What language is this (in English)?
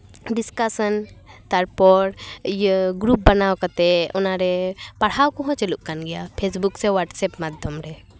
Santali